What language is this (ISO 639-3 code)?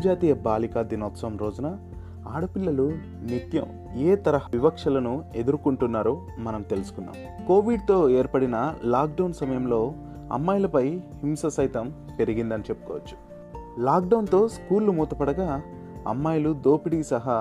tel